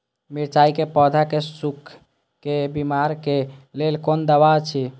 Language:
Maithili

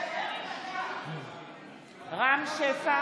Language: Hebrew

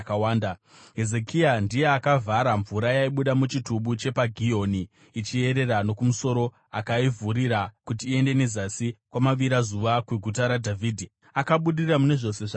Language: Shona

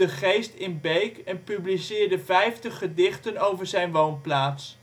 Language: Dutch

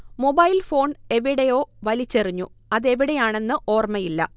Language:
Malayalam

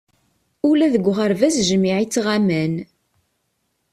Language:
Kabyle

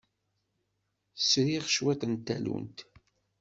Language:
Kabyle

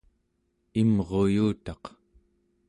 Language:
Central Yupik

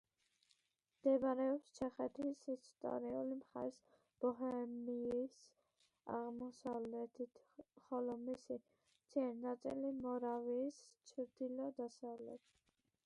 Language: Georgian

